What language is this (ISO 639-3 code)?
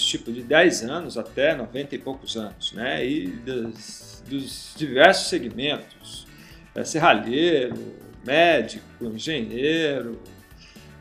por